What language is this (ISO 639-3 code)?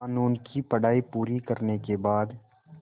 hin